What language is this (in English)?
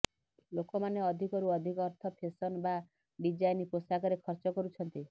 Odia